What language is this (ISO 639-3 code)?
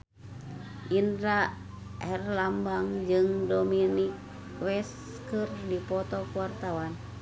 sun